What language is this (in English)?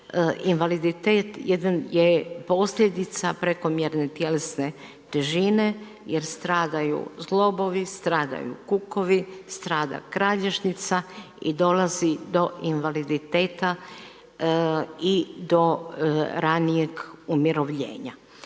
Croatian